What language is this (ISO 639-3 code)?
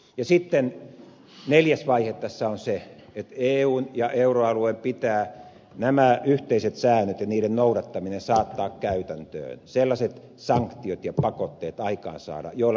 fin